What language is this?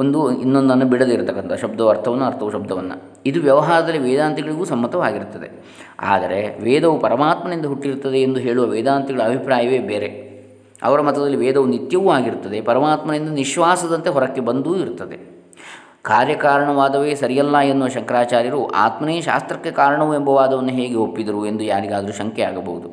Kannada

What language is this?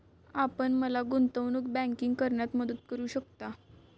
Marathi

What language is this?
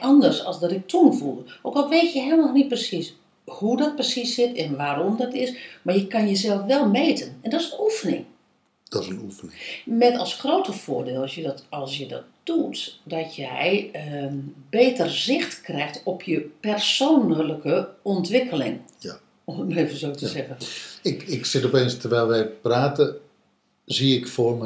Dutch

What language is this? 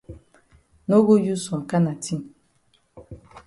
Cameroon Pidgin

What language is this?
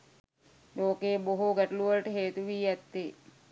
Sinhala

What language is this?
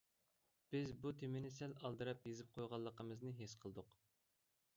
Uyghur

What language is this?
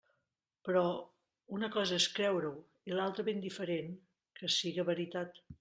Catalan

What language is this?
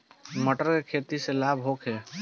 Bhojpuri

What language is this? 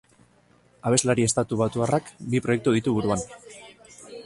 Basque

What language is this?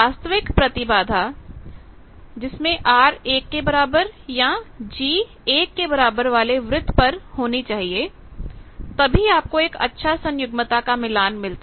Hindi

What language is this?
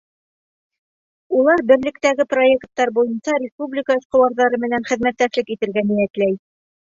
Bashkir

